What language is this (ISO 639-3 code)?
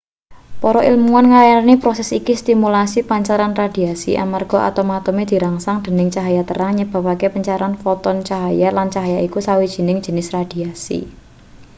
jav